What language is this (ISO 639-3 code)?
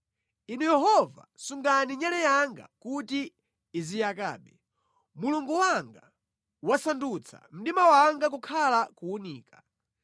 nya